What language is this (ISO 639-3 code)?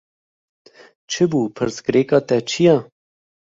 kur